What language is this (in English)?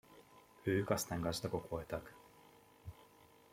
Hungarian